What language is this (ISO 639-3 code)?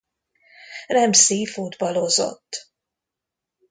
hun